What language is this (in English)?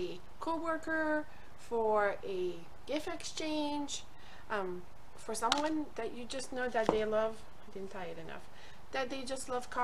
English